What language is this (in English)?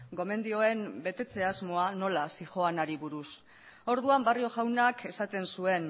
Basque